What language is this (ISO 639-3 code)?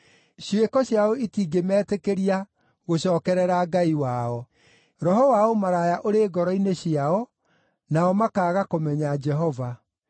kik